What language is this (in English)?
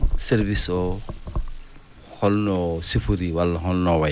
Fula